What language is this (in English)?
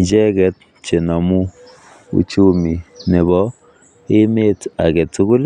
Kalenjin